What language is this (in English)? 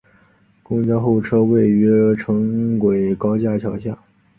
Chinese